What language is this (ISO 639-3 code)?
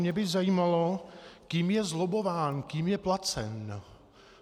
ces